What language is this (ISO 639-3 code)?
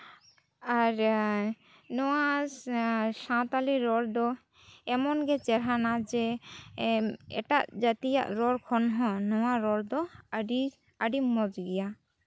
sat